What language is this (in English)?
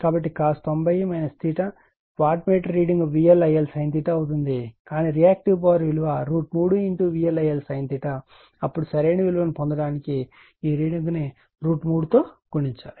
Telugu